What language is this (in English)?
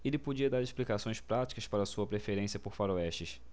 Portuguese